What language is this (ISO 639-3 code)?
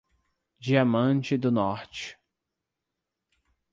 por